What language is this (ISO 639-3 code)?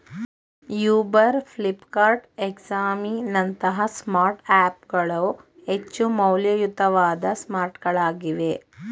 kan